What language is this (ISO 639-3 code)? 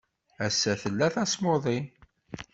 kab